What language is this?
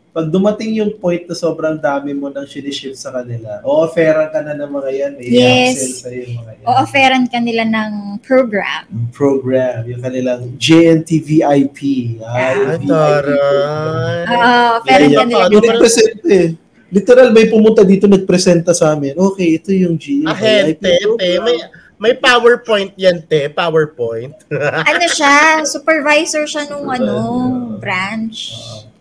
Filipino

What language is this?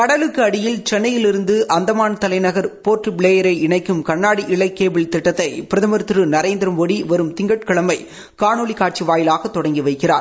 Tamil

